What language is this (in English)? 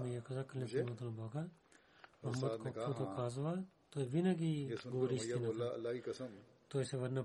Bulgarian